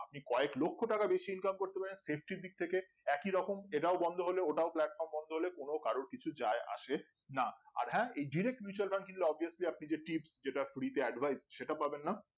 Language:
Bangla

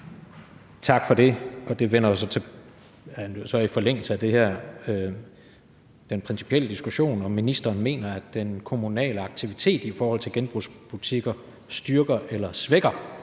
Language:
Danish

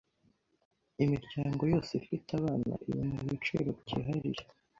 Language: Kinyarwanda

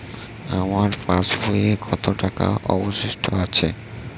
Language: Bangla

